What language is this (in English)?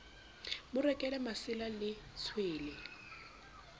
Southern Sotho